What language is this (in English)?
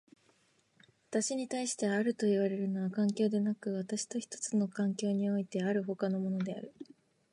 Japanese